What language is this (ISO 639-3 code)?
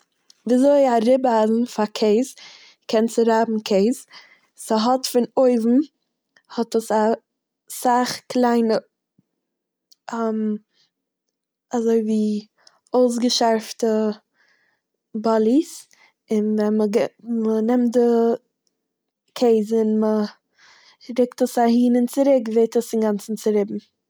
yid